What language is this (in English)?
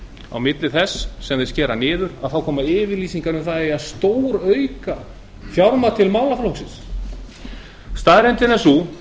Icelandic